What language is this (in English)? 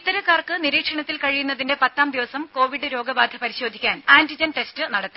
Malayalam